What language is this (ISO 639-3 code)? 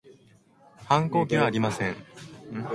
jpn